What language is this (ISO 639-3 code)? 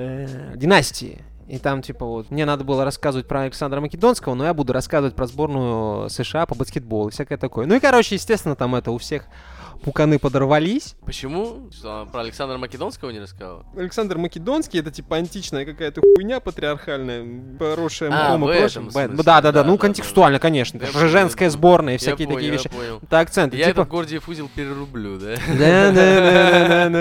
rus